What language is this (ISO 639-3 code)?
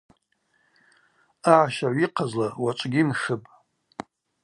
abq